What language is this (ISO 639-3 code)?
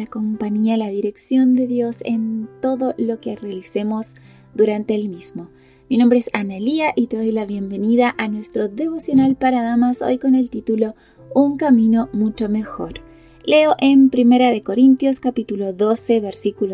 spa